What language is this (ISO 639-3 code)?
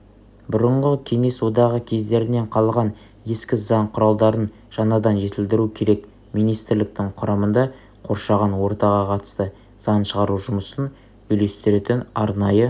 kaz